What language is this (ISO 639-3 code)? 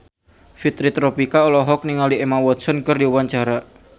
sun